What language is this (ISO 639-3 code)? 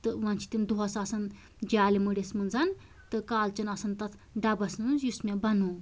kas